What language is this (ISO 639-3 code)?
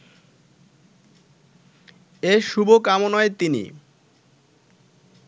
ben